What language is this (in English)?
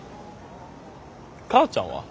Japanese